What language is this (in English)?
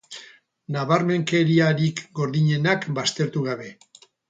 Basque